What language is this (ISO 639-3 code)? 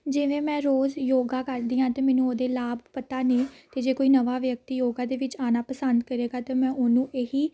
pan